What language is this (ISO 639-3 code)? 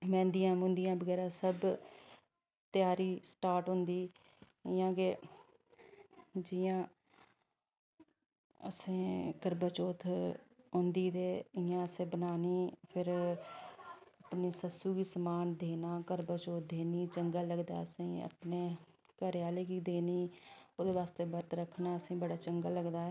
doi